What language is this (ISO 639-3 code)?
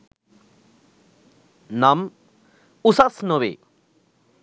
sin